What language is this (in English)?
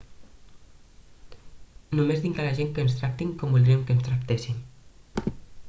Catalan